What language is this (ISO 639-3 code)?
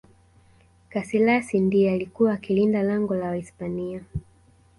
swa